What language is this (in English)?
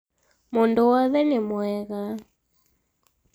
Kikuyu